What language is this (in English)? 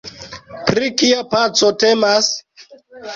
Esperanto